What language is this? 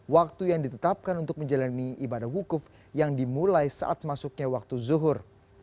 Indonesian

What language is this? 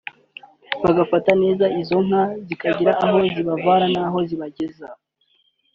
Kinyarwanda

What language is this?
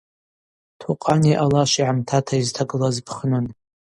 Abaza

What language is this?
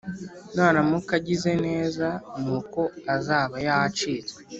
Kinyarwanda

